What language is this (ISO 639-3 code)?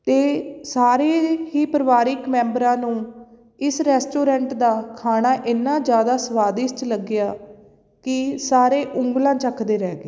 pan